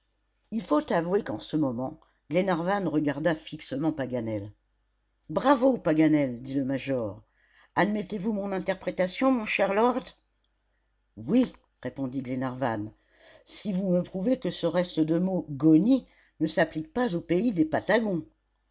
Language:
French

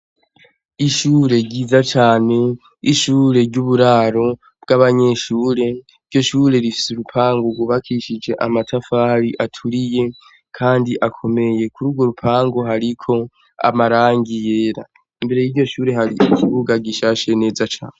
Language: Rundi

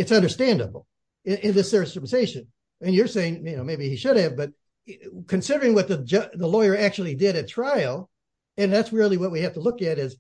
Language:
English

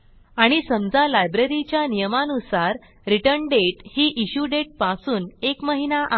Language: Marathi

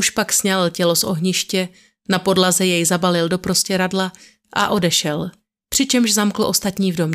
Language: Czech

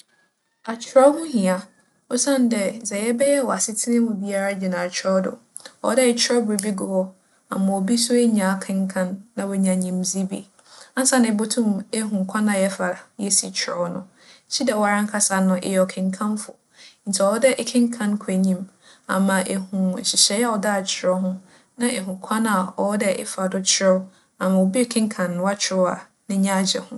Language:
Akan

